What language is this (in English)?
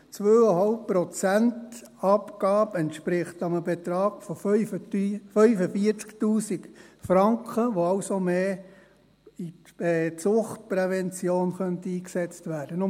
Swiss German